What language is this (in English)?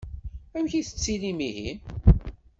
Kabyle